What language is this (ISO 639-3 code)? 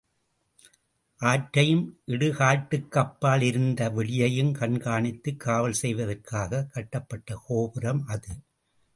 tam